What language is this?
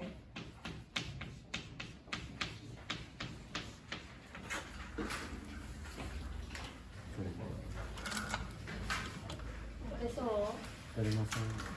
Japanese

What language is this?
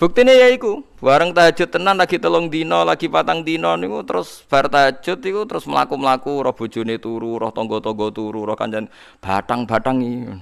Indonesian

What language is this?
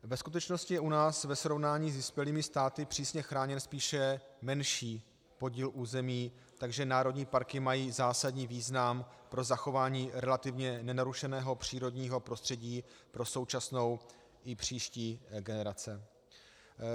Czech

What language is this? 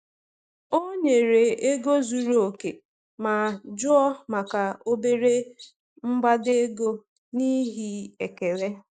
Igbo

